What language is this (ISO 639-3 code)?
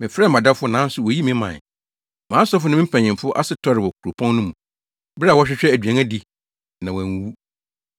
aka